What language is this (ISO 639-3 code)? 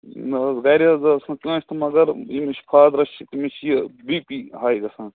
kas